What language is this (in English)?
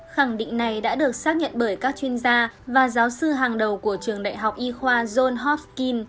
Vietnamese